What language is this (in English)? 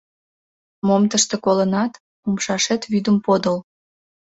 Mari